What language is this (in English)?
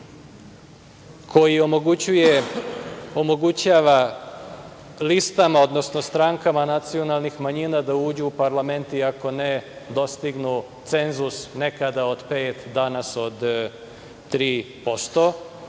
Serbian